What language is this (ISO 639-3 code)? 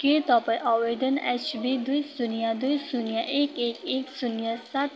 nep